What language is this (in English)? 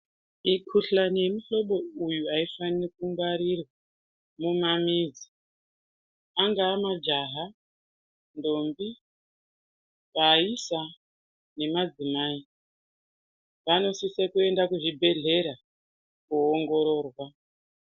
Ndau